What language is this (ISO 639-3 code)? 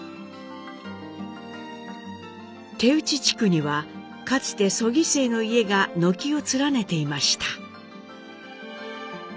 jpn